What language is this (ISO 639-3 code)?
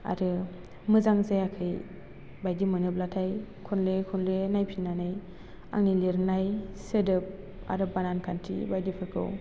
brx